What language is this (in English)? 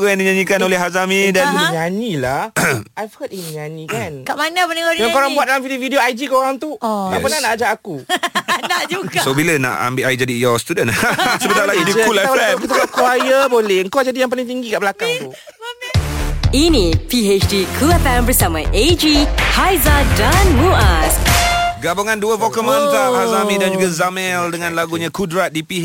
Malay